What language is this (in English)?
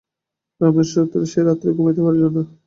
Bangla